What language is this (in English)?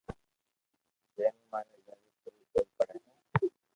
Loarki